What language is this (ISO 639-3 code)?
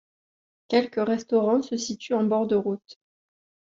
fra